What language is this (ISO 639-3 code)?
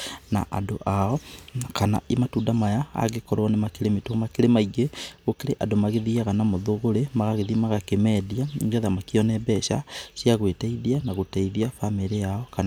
kik